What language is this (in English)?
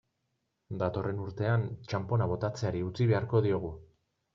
Basque